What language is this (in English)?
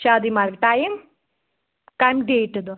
Kashmiri